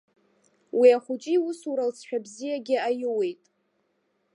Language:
Abkhazian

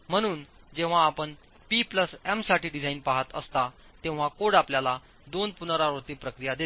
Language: Marathi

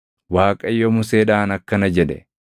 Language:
Oromo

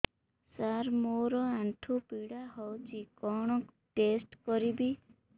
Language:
Odia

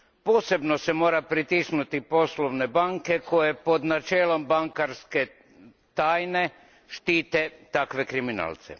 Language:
Croatian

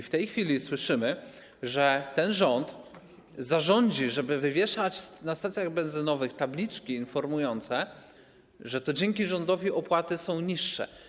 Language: Polish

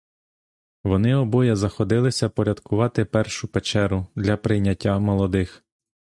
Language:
Ukrainian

